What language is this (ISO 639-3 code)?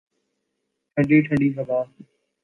urd